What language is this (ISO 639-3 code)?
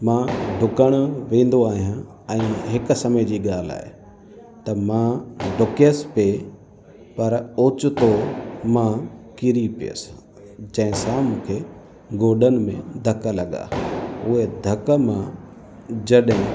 snd